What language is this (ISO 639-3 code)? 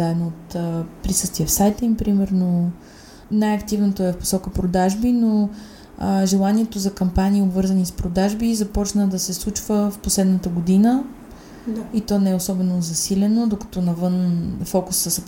bul